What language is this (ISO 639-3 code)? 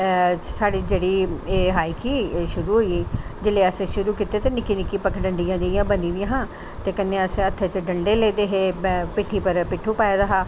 doi